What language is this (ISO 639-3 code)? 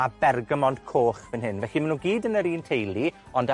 cym